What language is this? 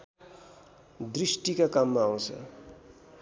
Nepali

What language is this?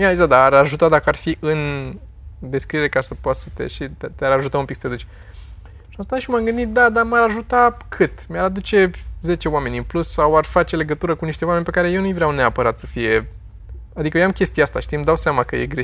Romanian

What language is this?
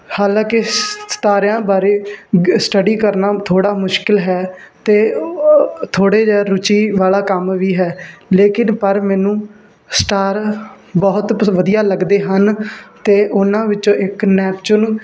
Punjabi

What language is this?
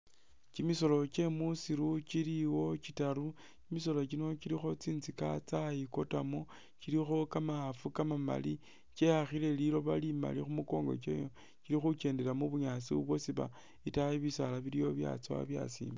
Masaaba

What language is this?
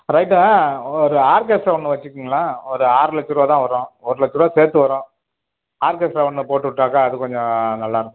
Tamil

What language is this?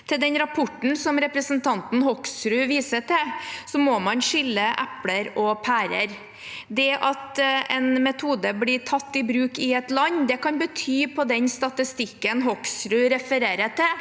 Norwegian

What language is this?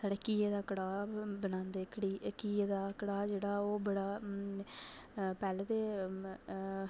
Dogri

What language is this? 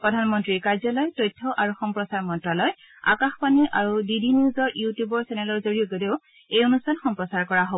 Assamese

